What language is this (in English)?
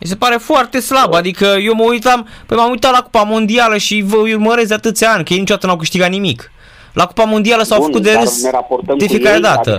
Romanian